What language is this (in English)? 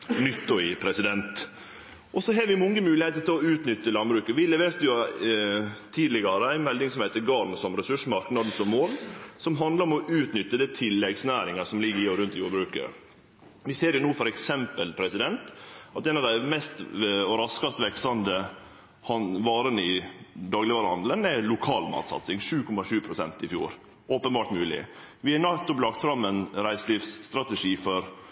Norwegian Nynorsk